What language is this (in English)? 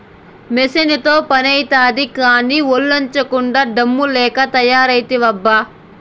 Telugu